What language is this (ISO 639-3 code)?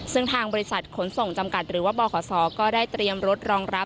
tha